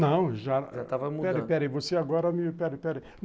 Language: Portuguese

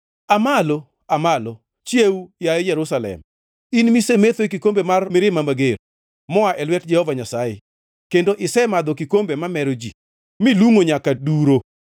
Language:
Luo (Kenya and Tanzania)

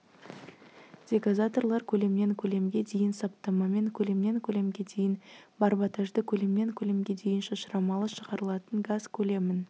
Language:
Kazakh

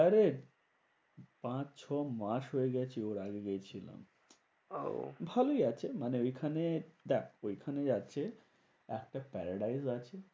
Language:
Bangla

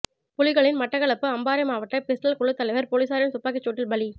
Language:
Tamil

